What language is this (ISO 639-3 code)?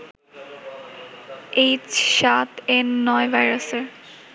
ben